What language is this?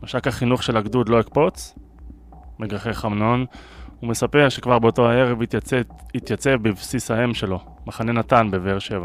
Hebrew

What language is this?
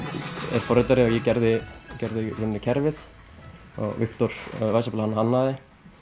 Icelandic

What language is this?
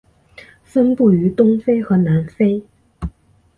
Chinese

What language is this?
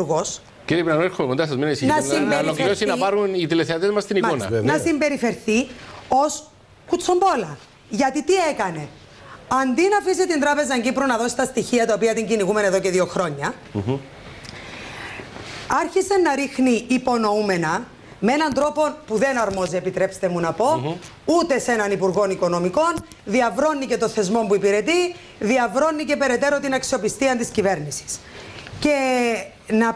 Greek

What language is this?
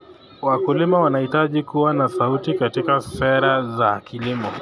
Kalenjin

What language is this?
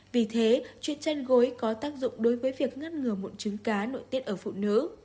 Vietnamese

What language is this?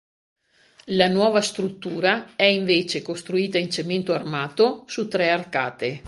Italian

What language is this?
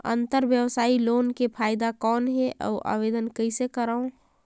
Chhattisgarhi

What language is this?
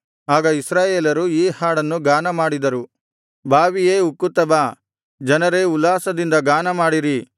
Kannada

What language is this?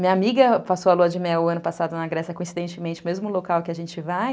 Portuguese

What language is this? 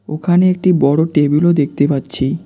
Bangla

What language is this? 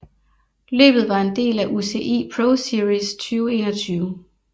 Danish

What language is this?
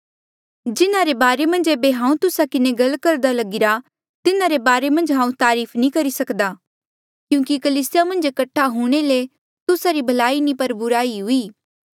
Mandeali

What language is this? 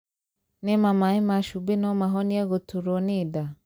Kikuyu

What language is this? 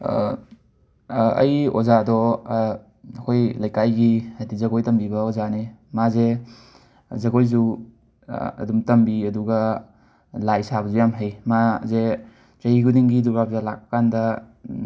Manipuri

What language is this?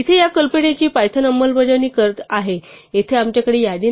Marathi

